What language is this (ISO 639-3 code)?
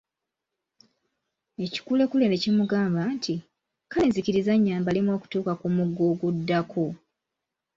lug